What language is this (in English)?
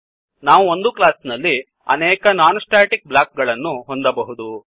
Kannada